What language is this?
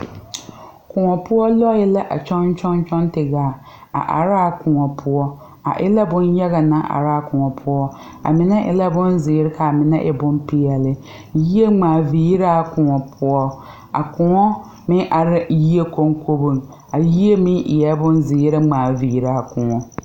Southern Dagaare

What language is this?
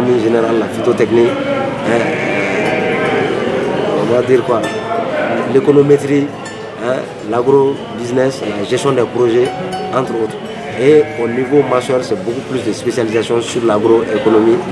French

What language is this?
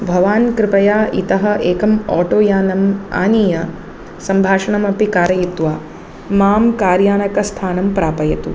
Sanskrit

